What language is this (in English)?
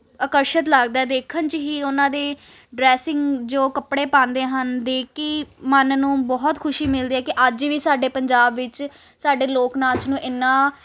Punjabi